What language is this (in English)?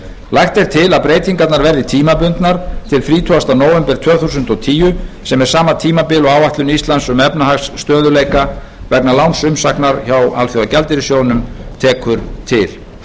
Icelandic